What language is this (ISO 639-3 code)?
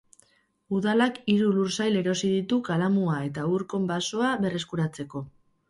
eus